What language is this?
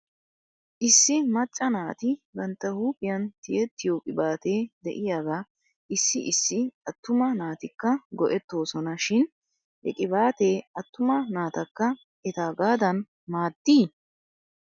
Wolaytta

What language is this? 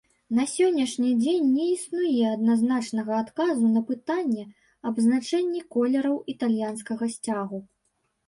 Belarusian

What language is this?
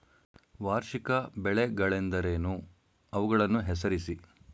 Kannada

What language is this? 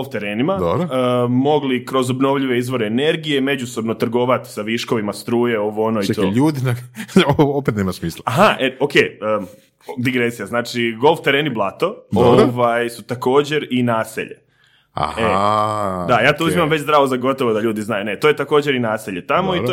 Croatian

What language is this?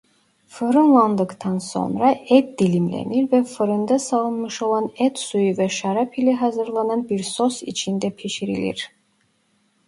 Turkish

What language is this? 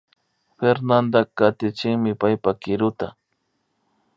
Imbabura Highland Quichua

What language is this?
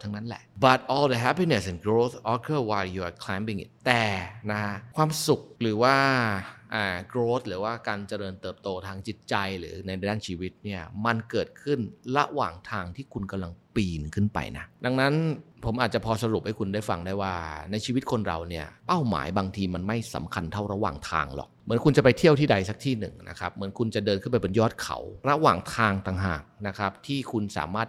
Thai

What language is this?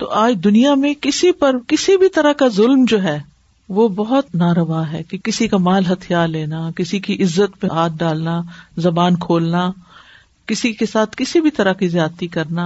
Urdu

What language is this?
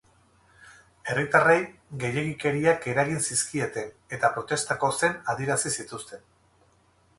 Basque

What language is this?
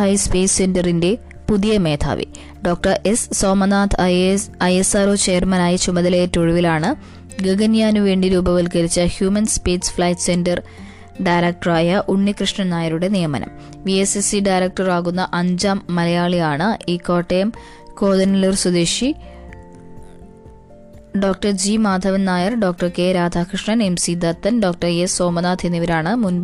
Malayalam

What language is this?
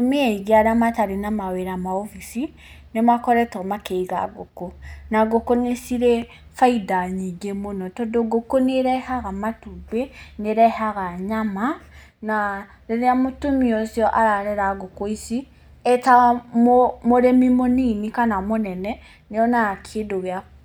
Kikuyu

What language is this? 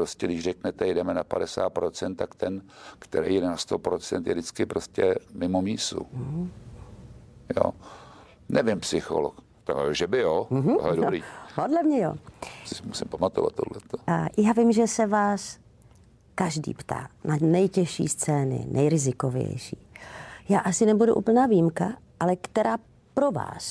Czech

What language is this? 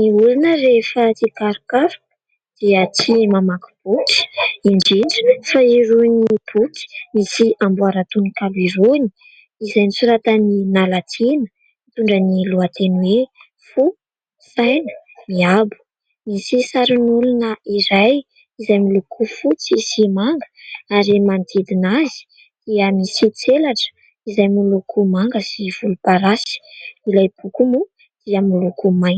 Malagasy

